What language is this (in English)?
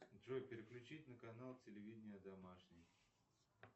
Russian